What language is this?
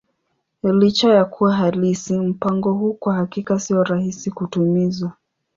Swahili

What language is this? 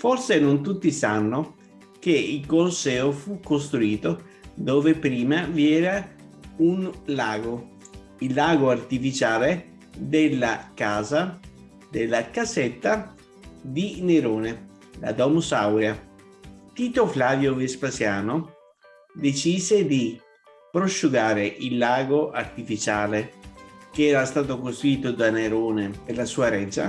Italian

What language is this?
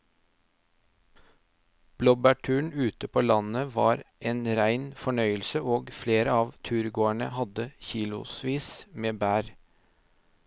Norwegian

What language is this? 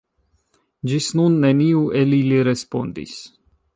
Esperanto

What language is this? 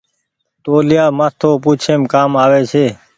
Goaria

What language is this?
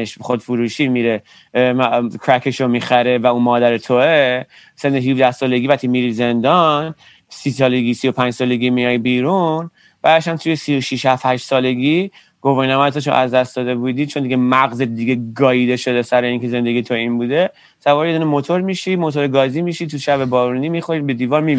Persian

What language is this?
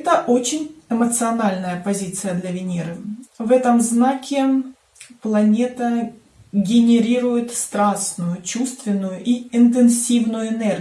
Russian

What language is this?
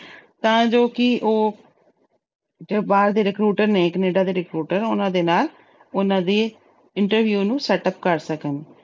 Punjabi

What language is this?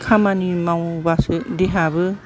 Bodo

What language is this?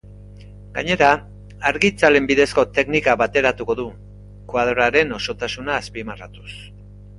Basque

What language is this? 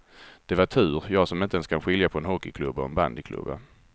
Swedish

